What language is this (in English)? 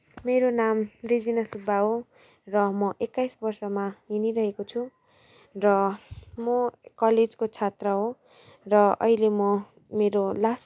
Nepali